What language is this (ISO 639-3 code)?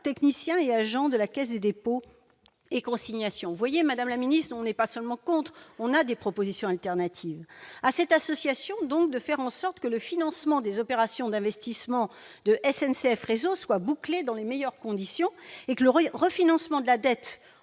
fra